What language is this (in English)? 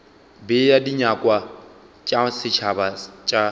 Northern Sotho